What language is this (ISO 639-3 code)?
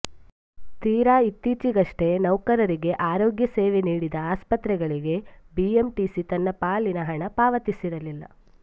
kan